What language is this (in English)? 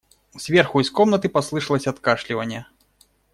Russian